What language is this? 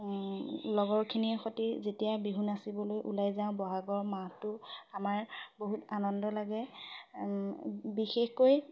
Assamese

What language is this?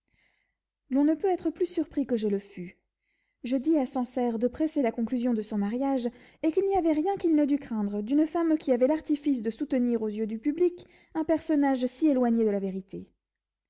French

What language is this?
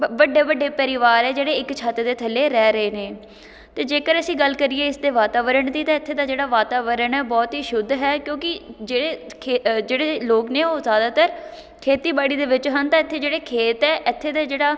Punjabi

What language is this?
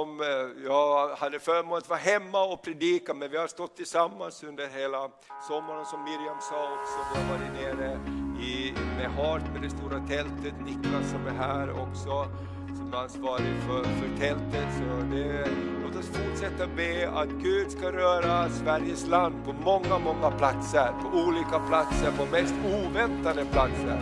Swedish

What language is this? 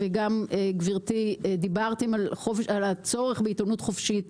Hebrew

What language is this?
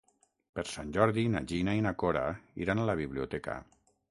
Catalan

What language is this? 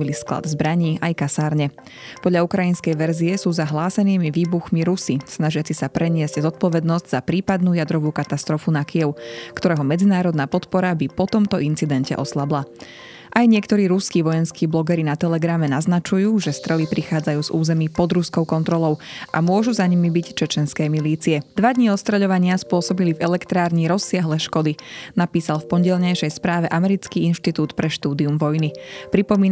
Slovak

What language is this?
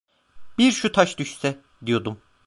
Turkish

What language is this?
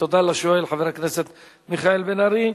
Hebrew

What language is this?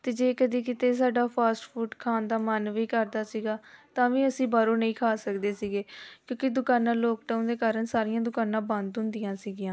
Punjabi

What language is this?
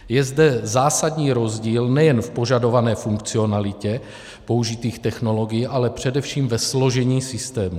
Czech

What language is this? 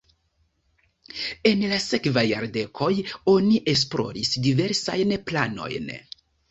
Esperanto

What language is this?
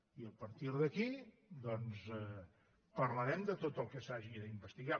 Catalan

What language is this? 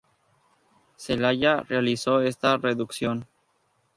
Spanish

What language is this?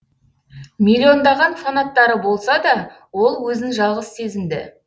Kazakh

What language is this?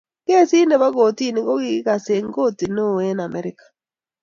Kalenjin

